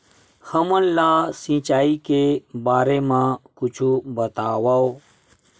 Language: Chhattisgarhi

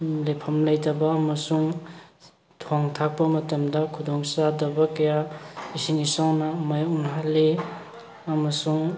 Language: Manipuri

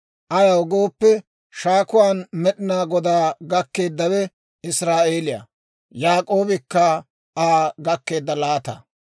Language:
Dawro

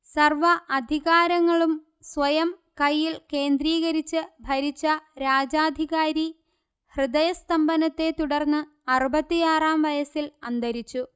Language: Malayalam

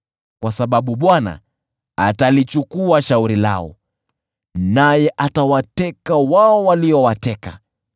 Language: Swahili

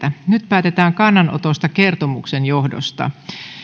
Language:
Finnish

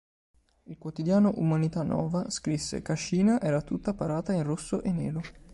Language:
Italian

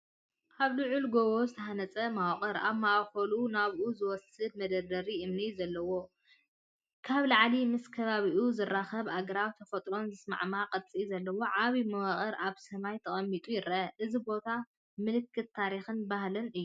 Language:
Tigrinya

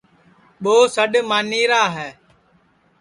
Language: Sansi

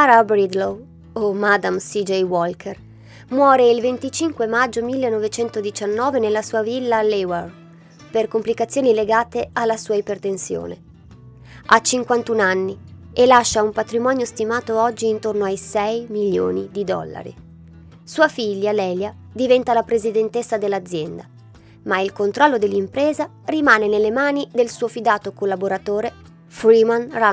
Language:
Italian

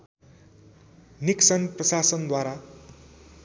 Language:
Nepali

